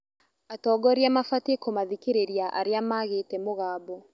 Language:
Kikuyu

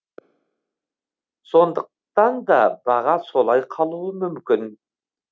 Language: Kazakh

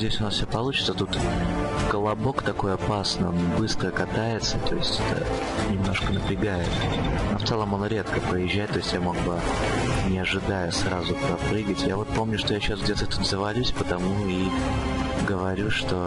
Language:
Russian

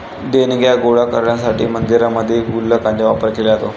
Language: Marathi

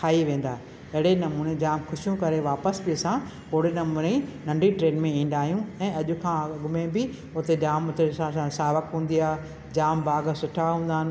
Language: Sindhi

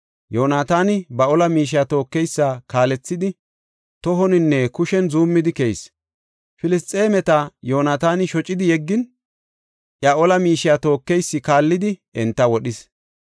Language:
Gofa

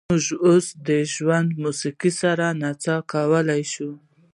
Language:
Pashto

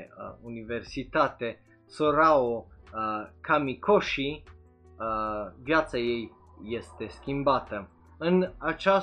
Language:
Romanian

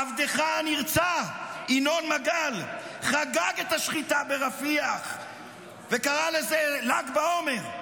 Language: Hebrew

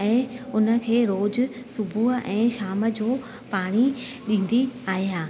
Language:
Sindhi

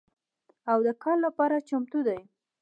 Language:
Pashto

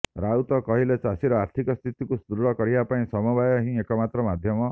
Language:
Odia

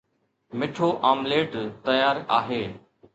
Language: Sindhi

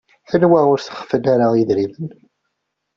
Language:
Kabyle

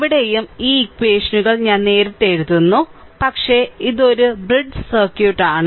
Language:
Malayalam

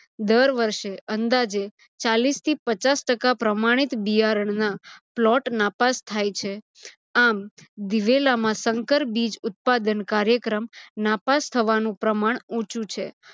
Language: Gujarati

